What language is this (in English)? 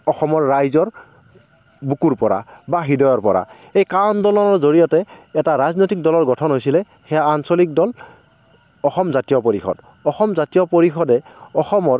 Assamese